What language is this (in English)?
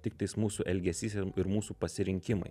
Lithuanian